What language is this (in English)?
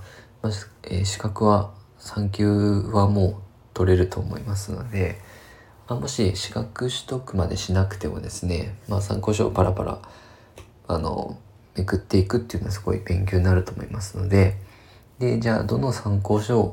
Japanese